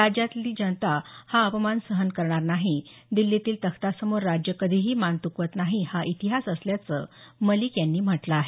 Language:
Marathi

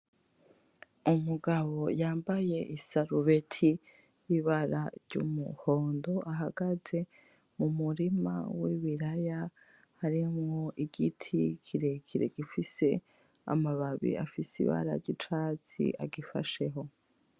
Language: Rundi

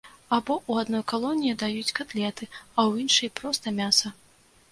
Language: Belarusian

